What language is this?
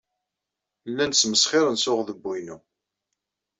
Kabyle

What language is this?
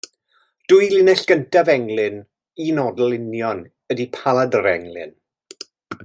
Welsh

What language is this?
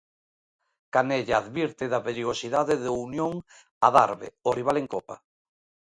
Galician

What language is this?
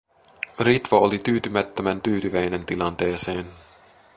Finnish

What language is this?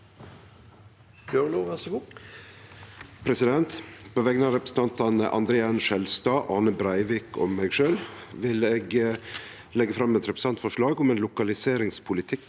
Norwegian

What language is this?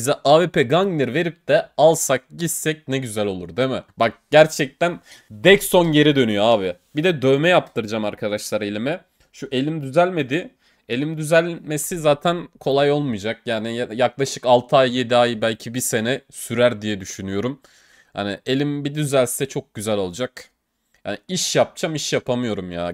Turkish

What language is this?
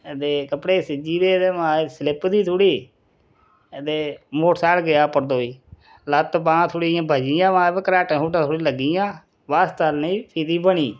Dogri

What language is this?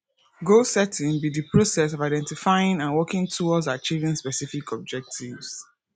Nigerian Pidgin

